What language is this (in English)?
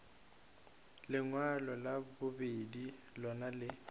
Northern Sotho